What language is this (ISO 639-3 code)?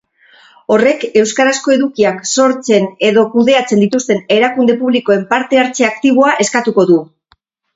eus